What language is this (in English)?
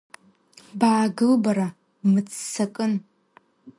Abkhazian